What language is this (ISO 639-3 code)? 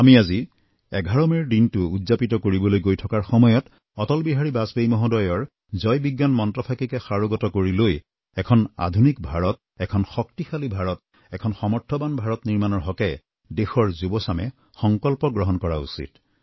asm